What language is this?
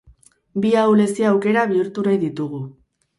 Basque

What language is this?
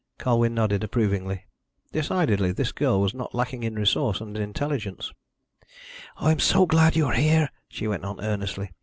English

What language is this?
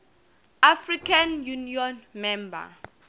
Tsonga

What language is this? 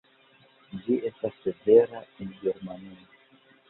Esperanto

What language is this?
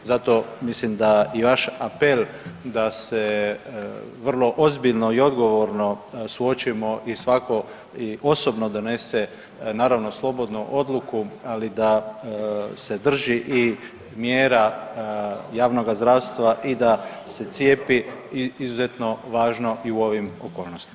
Croatian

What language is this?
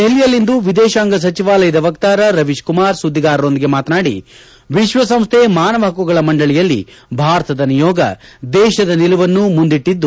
Kannada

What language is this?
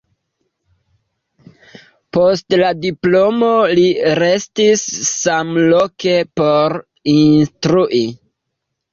Esperanto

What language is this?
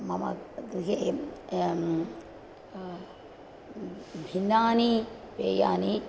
Sanskrit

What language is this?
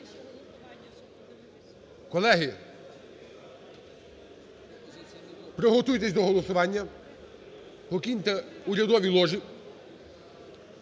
Ukrainian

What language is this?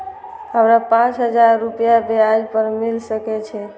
Maithili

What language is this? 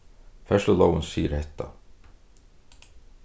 Faroese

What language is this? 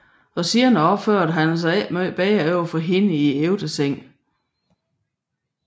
Danish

